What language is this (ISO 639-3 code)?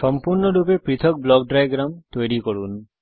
ben